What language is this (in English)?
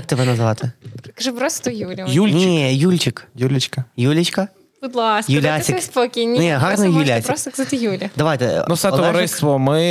Ukrainian